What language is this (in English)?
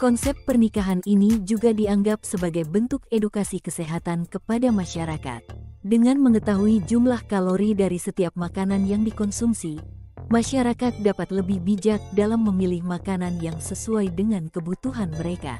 Indonesian